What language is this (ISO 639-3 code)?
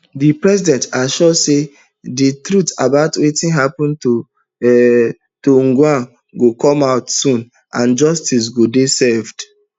pcm